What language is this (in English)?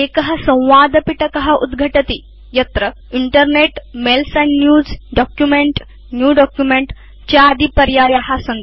Sanskrit